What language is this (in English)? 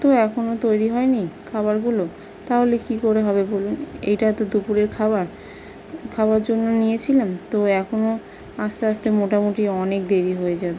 Bangla